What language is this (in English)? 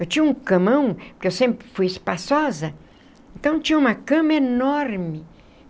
Portuguese